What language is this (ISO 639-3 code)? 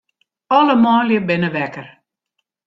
fry